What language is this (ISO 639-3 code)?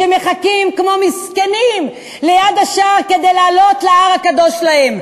heb